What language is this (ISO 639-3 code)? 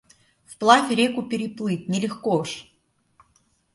rus